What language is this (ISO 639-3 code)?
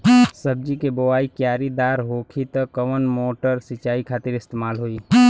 bho